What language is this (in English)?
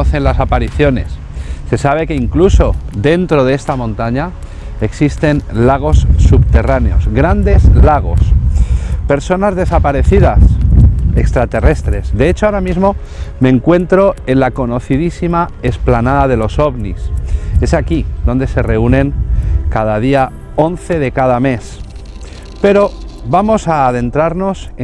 Spanish